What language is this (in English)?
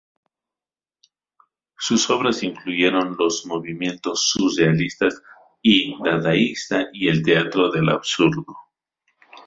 Spanish